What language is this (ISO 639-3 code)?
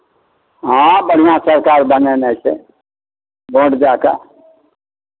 mai